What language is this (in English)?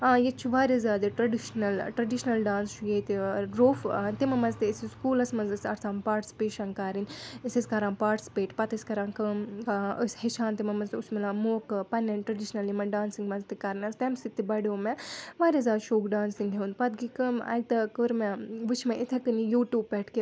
Kashmiri